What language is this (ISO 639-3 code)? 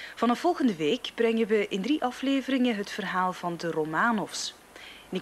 nld